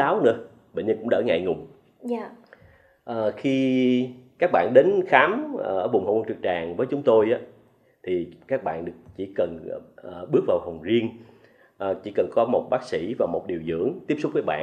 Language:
Vietnamese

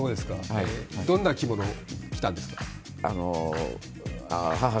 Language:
Japanese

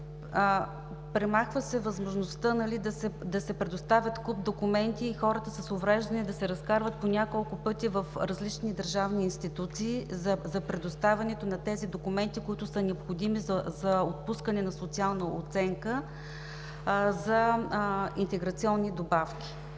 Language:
Bulgarian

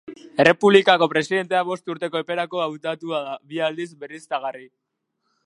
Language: Basque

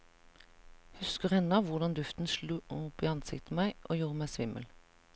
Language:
Norwegian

